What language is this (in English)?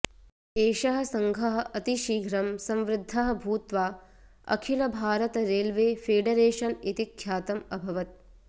Sanskrit